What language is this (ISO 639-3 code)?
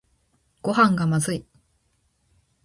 jpn